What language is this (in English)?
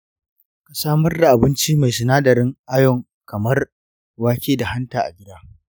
Hausa